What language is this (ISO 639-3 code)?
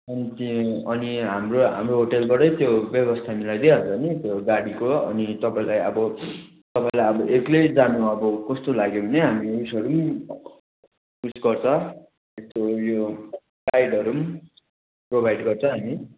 nep